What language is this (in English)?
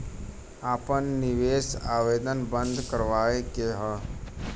Bhojpuri